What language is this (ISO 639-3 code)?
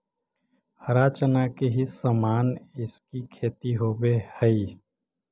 mag